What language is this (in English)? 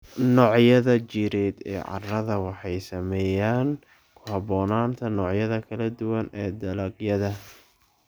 Somali